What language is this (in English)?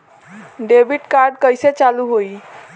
Bhojpuri